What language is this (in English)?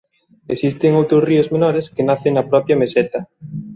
Galician